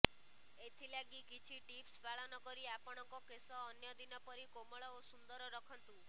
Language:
Odia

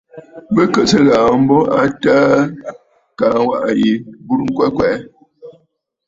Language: Bafut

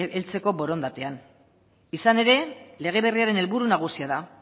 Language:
Basque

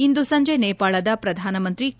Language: Kannada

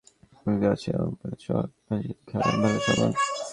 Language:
Bangla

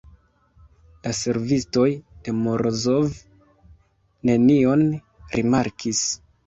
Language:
Esperanto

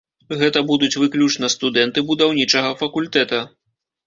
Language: Belarusian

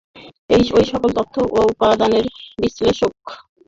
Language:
Bangla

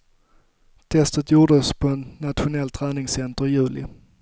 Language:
Swedish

